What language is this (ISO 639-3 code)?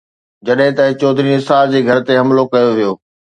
snd